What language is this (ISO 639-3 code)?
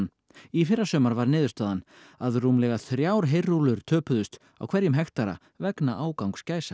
isl